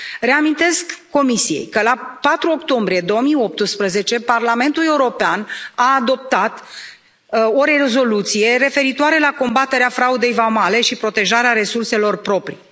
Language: Romanian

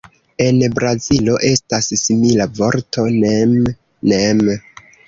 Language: Esperanto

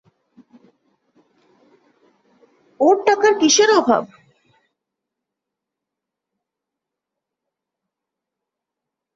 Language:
Bangla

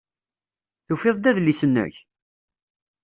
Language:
Kabyle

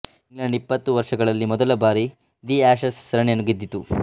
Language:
Kannada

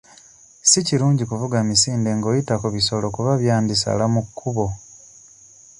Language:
Ganda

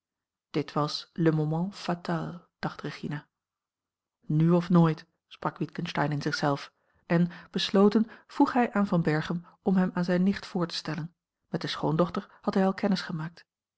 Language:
Dutch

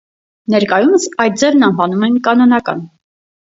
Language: Armenian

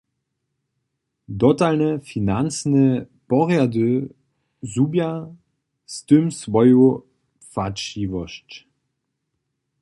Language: Upper Sorbian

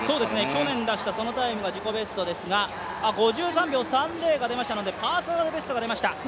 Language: Japanese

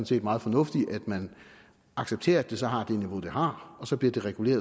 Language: Danish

